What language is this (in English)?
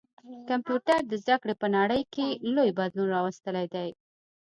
Pashto